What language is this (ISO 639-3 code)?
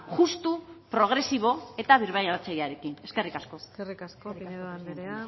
eus